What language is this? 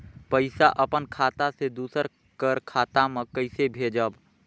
Chhattisgarhi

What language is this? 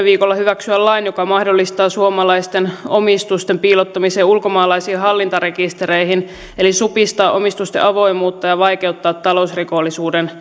Finnish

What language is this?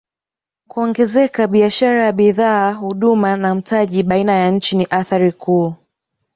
Swahili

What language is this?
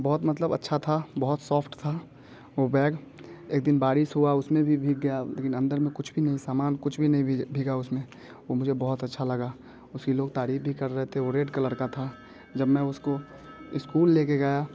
Hindi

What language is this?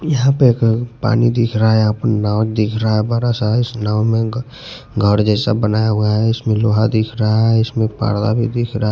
Hindi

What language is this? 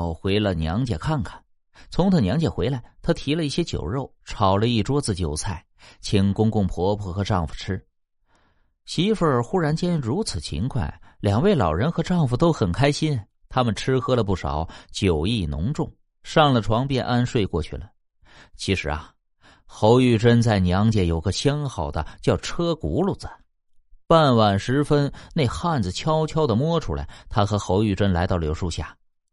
Chinese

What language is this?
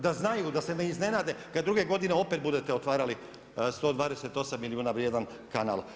Croatian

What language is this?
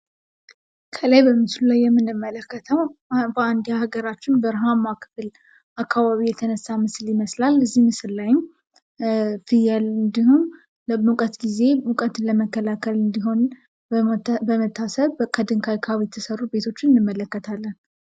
Amharic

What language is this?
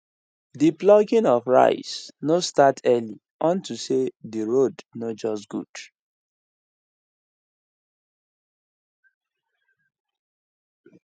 Nigerian Pidgin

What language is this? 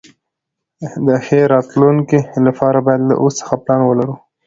Pashto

